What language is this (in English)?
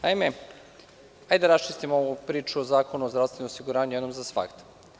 Serbian